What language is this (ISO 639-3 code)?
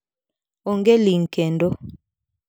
luo